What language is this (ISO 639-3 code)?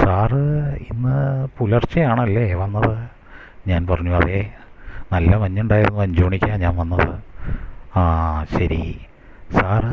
mal